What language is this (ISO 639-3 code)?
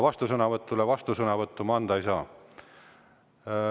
est